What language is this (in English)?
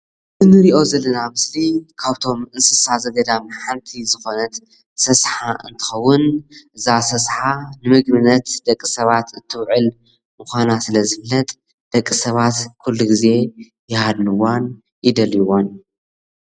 Tigrinya